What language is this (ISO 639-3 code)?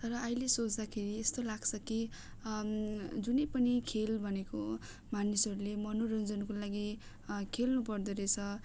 nep